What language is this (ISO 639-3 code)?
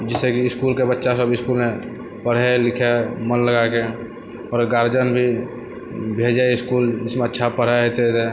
mai